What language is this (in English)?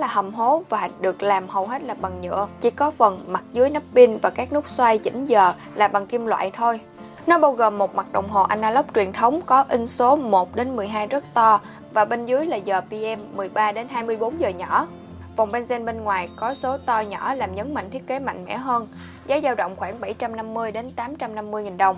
Vietnamese